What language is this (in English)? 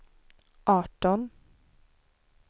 Swedish